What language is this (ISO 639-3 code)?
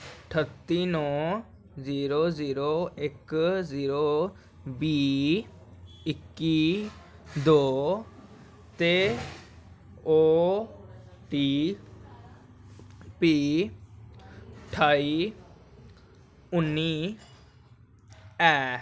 doi